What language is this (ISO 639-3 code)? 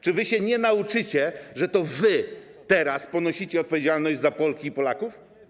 pol